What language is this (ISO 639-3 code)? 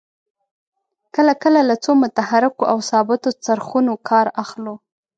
pus